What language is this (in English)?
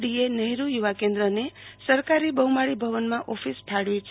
Gujarati